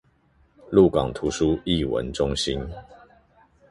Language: Chinese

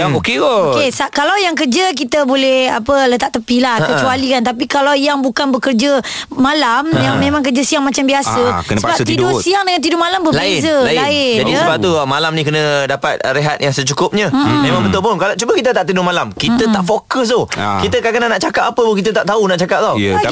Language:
Malay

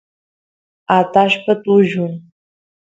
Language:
Santiago del Estero Quichua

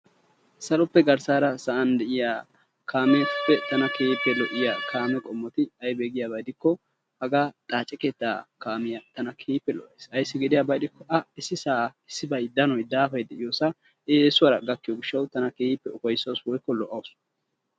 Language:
Wolaytta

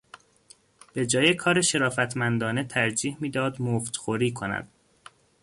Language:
Persian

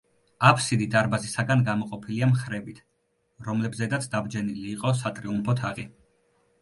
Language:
Georgian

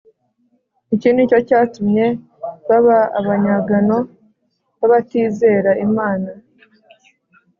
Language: Kinyarwanda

